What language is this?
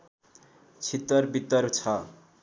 Nepali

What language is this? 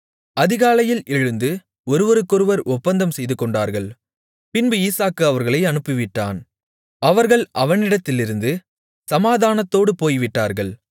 Tamil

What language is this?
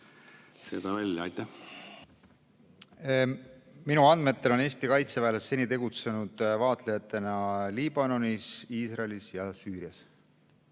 Estonian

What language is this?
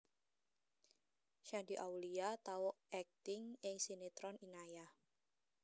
Javanese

